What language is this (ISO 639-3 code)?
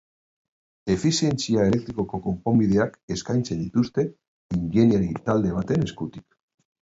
eus